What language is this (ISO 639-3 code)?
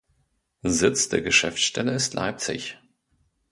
deu